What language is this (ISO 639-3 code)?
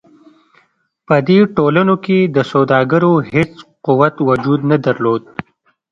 pus